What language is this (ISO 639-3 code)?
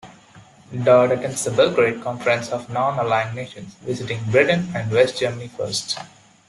eng